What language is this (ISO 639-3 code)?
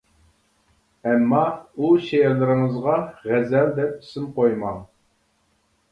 uig